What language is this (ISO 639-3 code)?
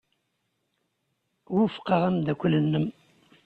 kab